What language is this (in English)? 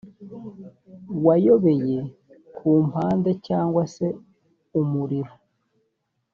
Kinyarwanda